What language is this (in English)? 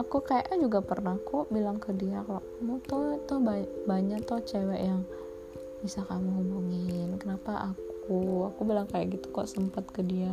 Indonesian